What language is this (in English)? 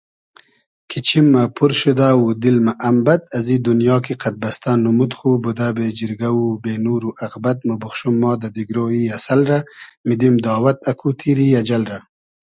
Hazaragi